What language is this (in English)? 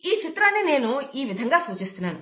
Telugu